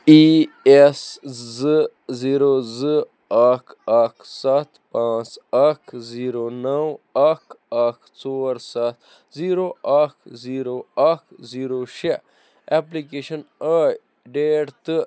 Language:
Kashmiri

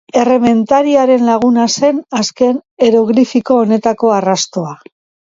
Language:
Basque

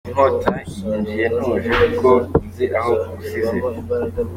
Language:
Kinyarwanda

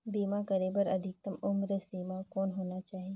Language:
Chhattisgarhi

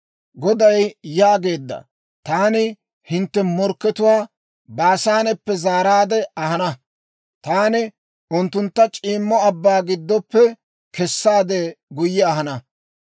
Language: Dawro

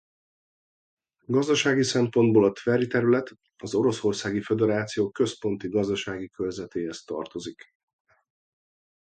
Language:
Hungarian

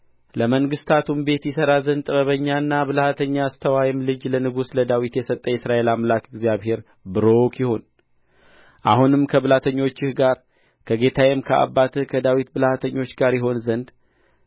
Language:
Amharic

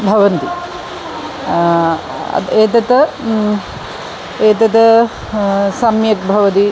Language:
Sanskrit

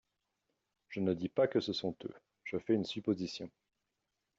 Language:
French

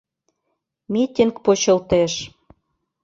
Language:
Mari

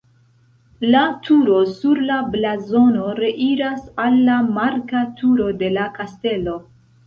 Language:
Esperanto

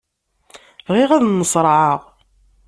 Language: Kabyle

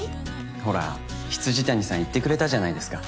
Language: Japanese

